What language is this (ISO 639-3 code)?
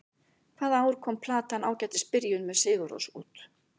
isl